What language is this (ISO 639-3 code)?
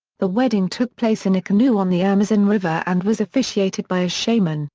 eng